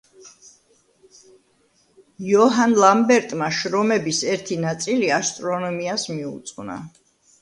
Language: Georgian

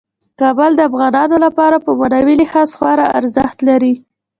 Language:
Pashto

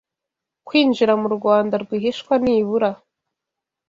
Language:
Kinyarwanda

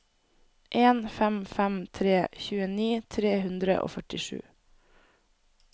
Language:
Norwegian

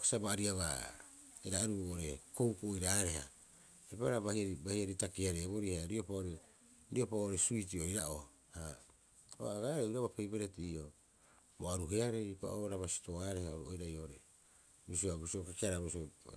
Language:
Rapoisi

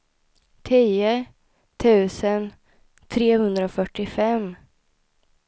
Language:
Swedish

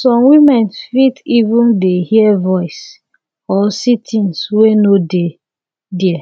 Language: Nigerian Pidgin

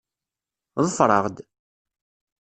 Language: Kabyle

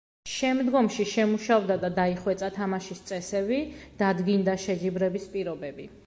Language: Georgian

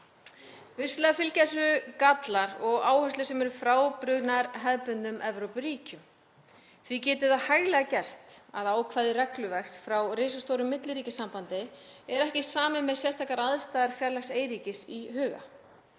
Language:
Icelandic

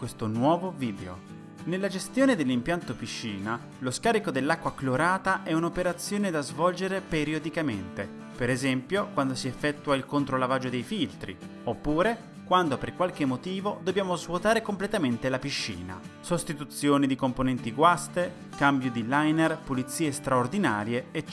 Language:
Italian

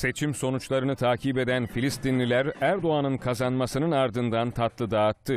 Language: Turkish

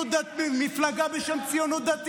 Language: Hebrew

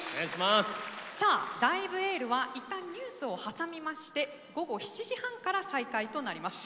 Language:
Japanese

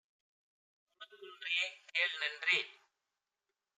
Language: Tamil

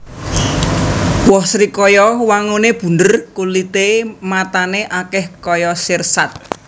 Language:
Javanese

